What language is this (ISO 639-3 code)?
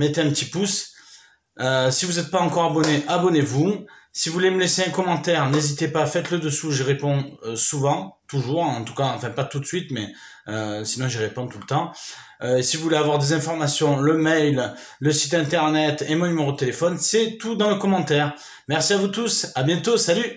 fra